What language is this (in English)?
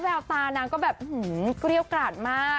Thai